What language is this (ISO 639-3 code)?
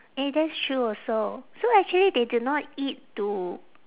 eng